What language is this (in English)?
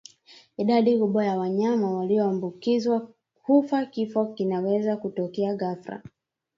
Swahili